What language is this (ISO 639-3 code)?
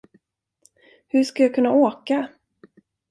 swe